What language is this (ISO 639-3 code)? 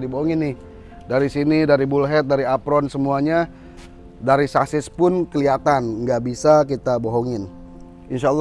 ind